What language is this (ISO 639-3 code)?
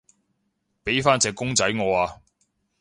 yue